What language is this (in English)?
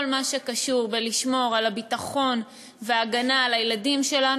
Hebrew